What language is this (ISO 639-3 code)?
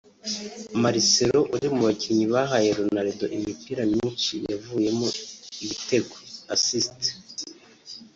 kin